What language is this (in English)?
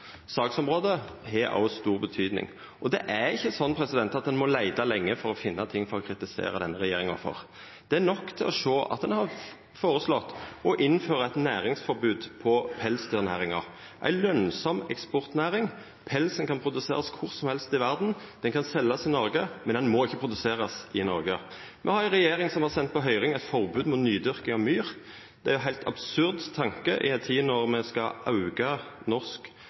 Norwegian Nynorsk